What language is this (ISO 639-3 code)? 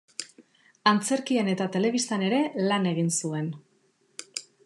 eus